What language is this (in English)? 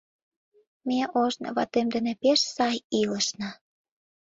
Mari